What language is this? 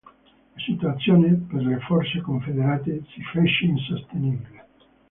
Italian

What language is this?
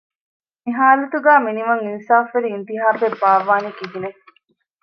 Divehi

